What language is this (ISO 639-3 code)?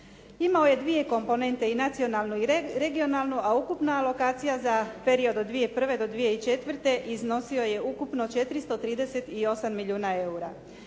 hrv